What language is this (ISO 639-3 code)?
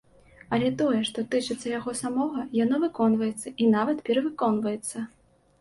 bel